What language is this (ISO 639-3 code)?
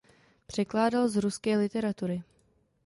ces